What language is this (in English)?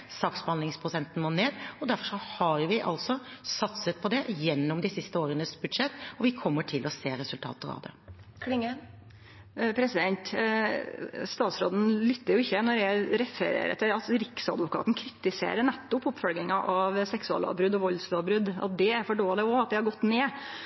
Norwegian